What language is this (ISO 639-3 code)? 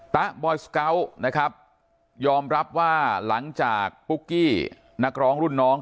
tha